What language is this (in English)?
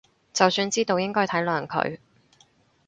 Cantonese